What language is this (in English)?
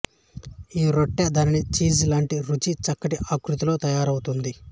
Telugu